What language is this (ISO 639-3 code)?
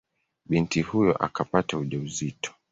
swa